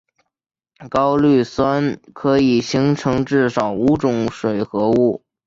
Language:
Chinese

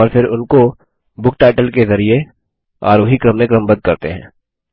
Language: Hindi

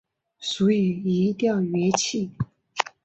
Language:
Chinese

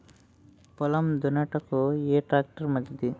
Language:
Telugu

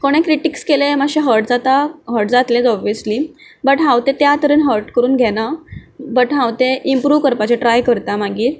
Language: Konkani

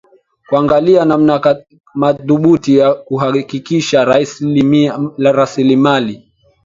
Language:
Swahili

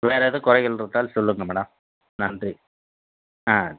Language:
Tamil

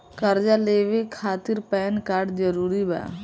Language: Bhojpuri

